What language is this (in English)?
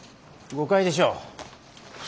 Japanese